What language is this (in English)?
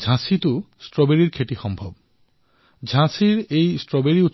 Assamese